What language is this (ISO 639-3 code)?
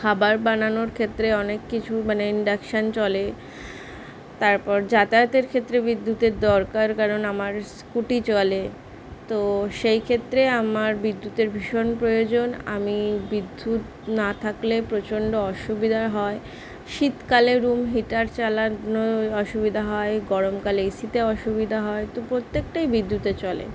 ben